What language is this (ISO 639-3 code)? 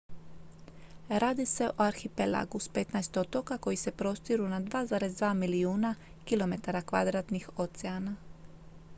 hrv